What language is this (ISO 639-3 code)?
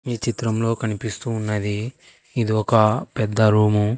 tel